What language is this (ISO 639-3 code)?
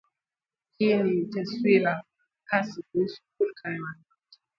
swa